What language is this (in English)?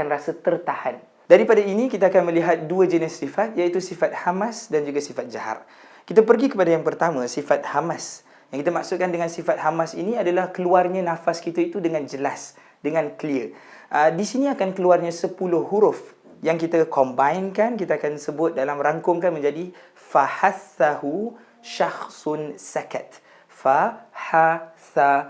Malay